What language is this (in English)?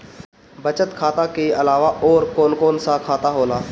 Bhojpuri